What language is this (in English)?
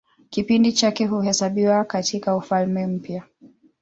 Swahili